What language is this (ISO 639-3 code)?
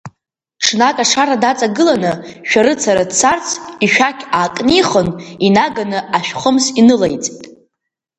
abk